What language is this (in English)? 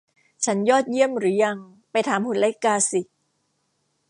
Thai